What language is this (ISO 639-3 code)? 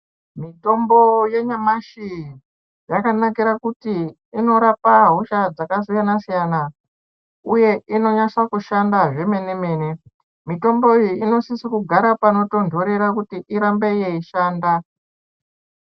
ndc